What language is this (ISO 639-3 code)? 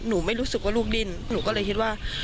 tha